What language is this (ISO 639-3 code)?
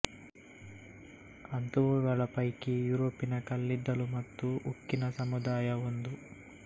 kan